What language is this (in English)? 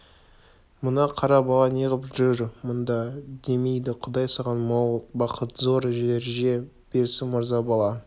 Kazakh